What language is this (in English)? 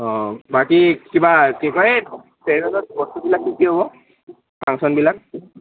Assamese